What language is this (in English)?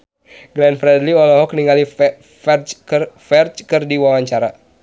Sundanese